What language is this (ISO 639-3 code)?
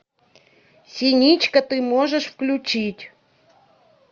rus